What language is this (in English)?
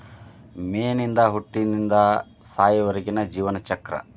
Kannada